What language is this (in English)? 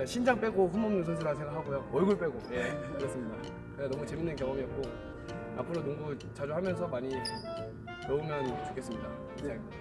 Korean